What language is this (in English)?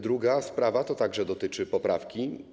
Polish